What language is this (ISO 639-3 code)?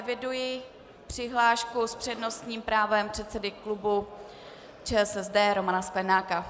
ces